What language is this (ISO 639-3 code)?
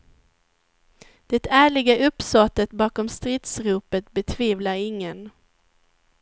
swe